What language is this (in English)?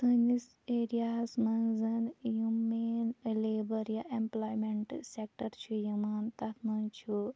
Kashmiri